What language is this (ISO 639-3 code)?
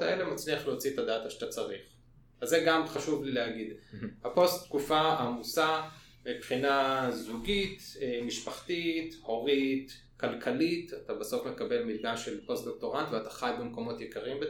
heb